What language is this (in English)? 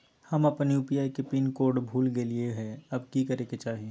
Magahi